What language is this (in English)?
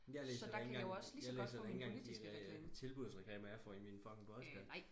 Danish